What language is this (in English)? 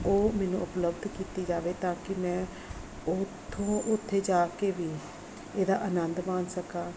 Punjabi